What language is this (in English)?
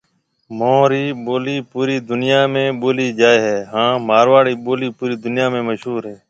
Marwari (Pakistan)